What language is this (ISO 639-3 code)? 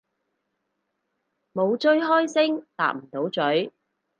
yue